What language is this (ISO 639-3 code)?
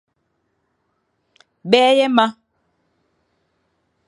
fan